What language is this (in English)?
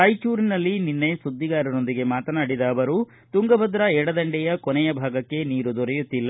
Kannada